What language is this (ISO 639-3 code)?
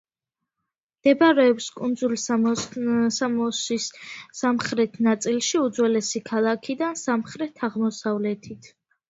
kat